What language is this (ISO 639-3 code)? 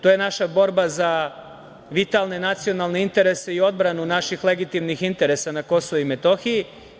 srp